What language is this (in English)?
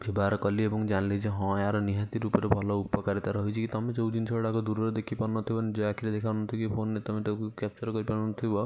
Odia